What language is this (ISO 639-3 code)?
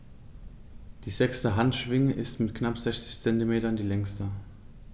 deu